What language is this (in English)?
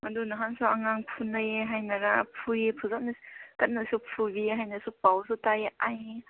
Manipuri